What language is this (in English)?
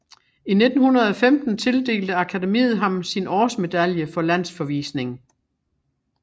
Danish